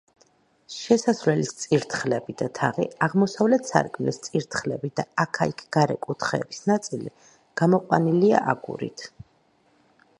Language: Georgian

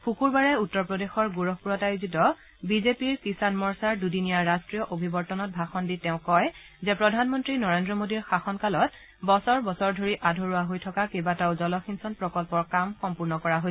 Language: Assamese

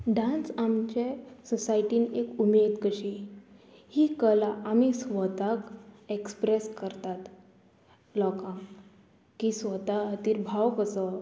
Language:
Konkani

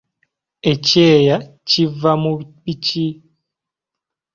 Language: Ganda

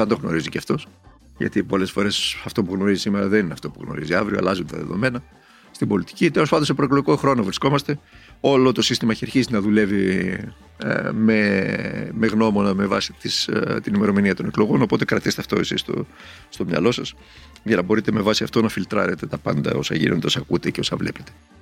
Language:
Greek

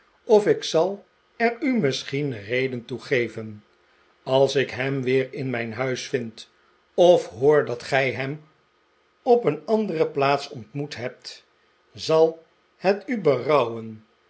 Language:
Dutch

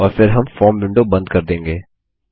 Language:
Hindi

